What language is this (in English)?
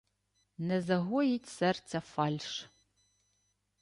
Ukrainian